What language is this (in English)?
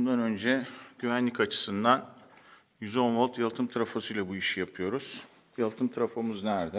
Turkish